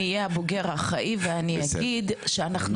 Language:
Hebrew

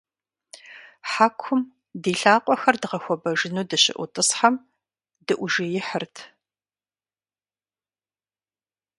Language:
Kabardian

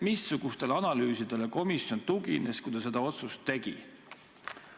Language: Estonian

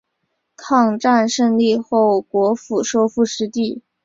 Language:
Chinese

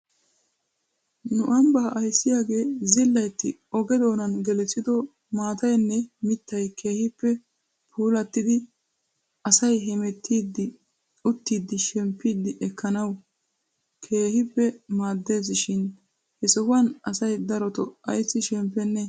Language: Wolaytta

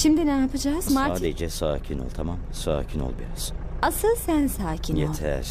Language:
Turkish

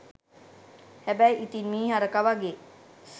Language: Sinhala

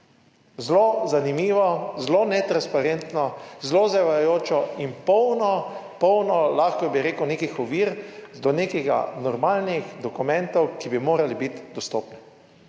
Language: Slovenian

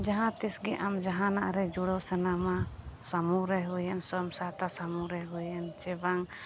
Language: Santali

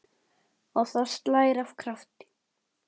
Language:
Icelandic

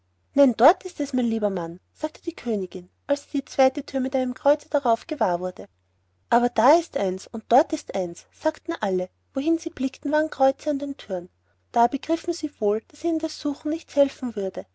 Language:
German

